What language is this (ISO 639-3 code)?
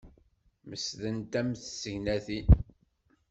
kab